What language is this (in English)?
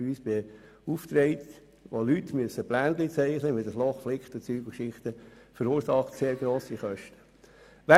Swiss German